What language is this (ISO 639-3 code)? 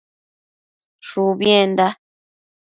mcf